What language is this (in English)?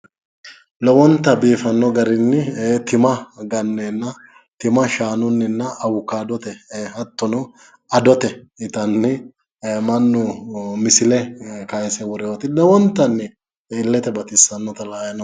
Sidamo